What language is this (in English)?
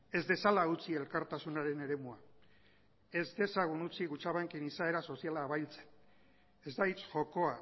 Basque